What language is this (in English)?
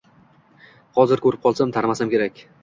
Uzbek